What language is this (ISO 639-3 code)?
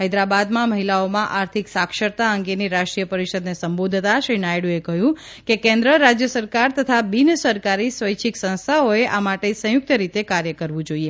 guj